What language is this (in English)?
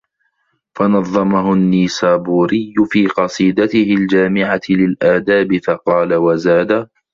Arabic